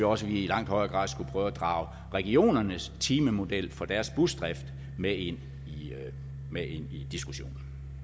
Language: Danish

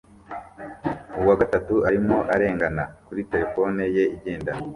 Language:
Kinyarwanda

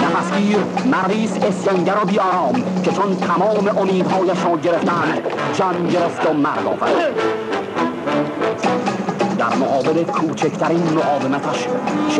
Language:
Persian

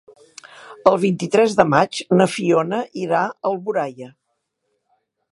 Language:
Catalan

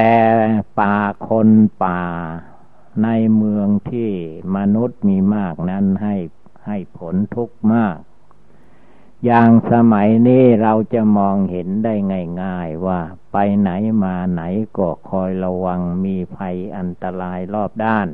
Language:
Thai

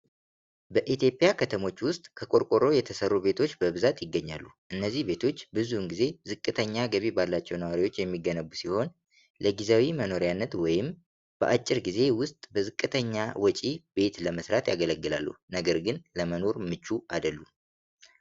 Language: Amharic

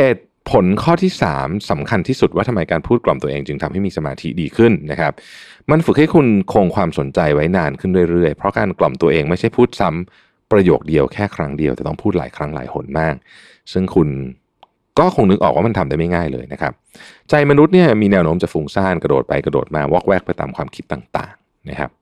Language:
Thai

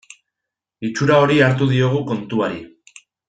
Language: Basque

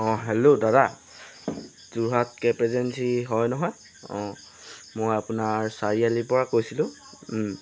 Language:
Assamese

